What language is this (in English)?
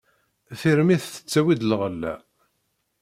Kabyle